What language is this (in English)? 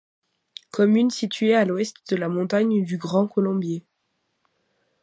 French